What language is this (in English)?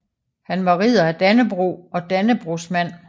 Danish